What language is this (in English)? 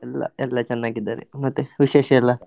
Kannada